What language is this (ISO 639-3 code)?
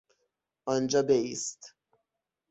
fas